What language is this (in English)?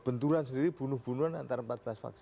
Indonesian